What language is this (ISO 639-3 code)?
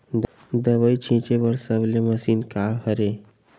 hne